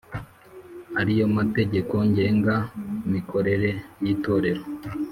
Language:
Kinyarwanda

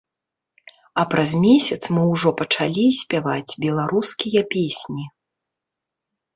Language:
Belarusian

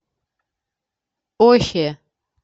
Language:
Russian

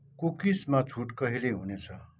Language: Nepali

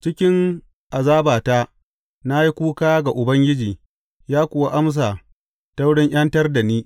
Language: Hausa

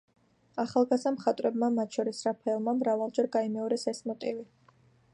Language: Georgian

